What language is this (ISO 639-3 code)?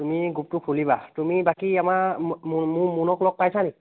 asm